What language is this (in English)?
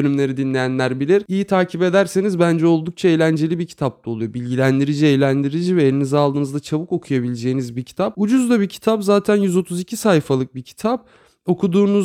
Turkish